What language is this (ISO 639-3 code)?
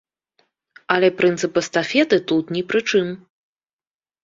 bel